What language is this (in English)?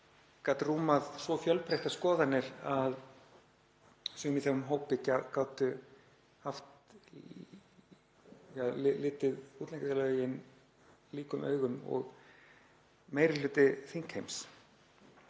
Icelandic